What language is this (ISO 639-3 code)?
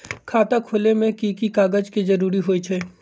mag